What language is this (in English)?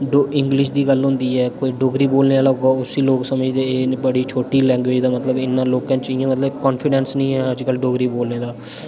Dogri